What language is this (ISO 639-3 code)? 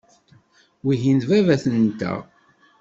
kab